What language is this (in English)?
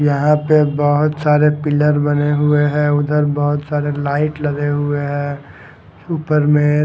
Hindi